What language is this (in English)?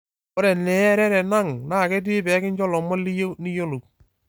Masai